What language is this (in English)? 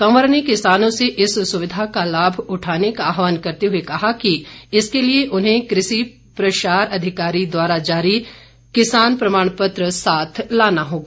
Hindi